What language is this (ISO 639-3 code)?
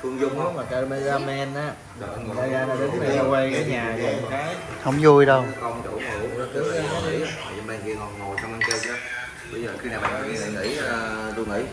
vie